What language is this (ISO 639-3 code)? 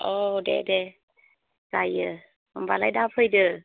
brx